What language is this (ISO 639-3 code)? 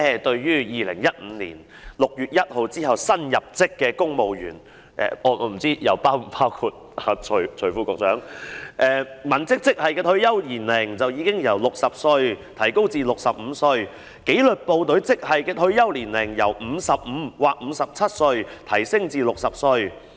yue